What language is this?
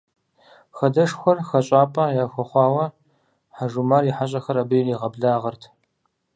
Kabardian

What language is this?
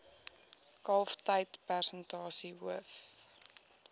Afrikaans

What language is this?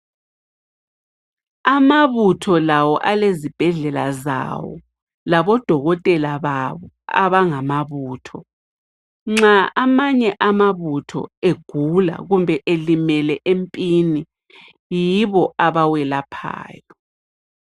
North Ndebele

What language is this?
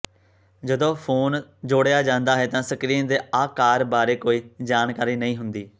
Punjabi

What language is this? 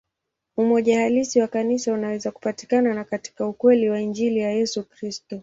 Swahili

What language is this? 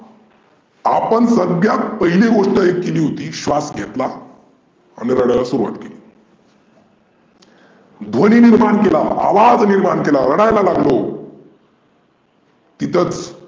Marathi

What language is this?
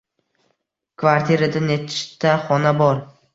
Uzbek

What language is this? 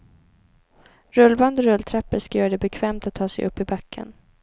Swedish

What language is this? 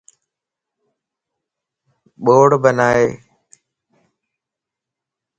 Lasi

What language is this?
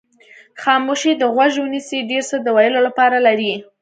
Pashto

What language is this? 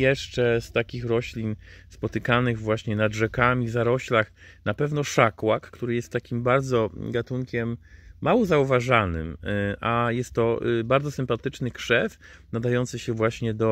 Polish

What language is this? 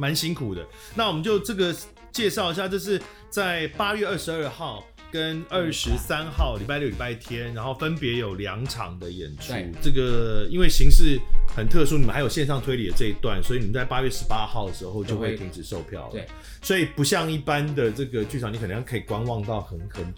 Chinese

